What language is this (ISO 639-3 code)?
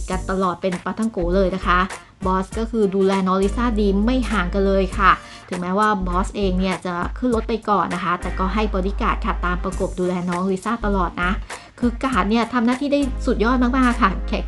tha